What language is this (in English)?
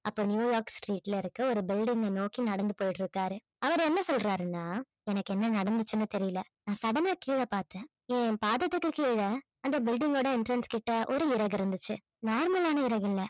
Tamil